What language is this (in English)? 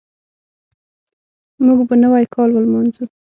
Pashto